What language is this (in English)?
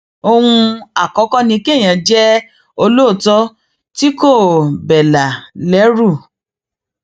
Yoruba